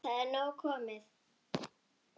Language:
Icelandic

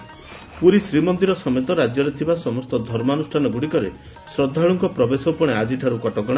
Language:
Odia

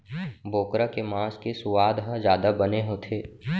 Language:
Chhattisgarhi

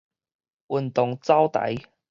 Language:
Min Nan Chinese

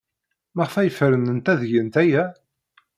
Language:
Kabyle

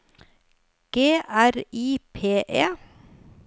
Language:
Norwegian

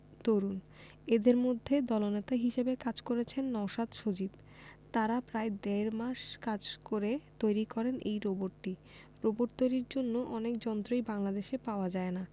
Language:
Bangla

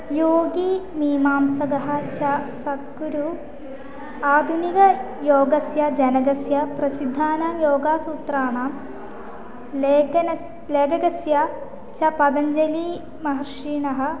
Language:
Sanskrit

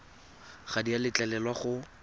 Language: Tswana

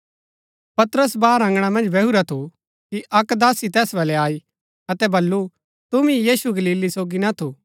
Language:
Gaddi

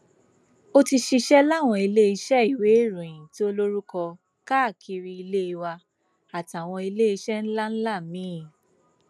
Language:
Yoruba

